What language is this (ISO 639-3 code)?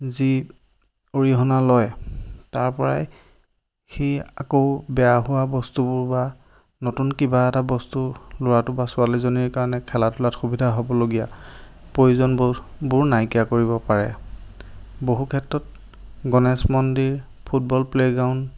asm